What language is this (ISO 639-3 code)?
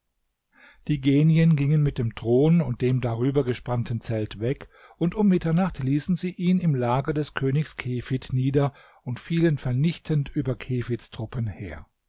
deu